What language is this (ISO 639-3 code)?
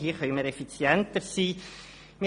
gsw